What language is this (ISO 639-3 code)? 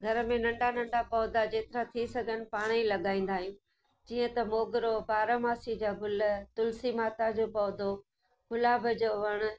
snd